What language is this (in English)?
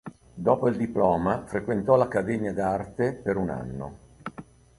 Italian